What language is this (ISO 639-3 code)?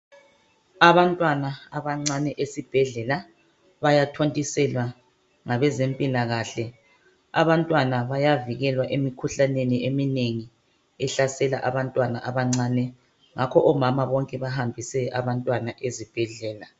nde